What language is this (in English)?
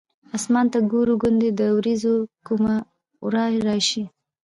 Pashto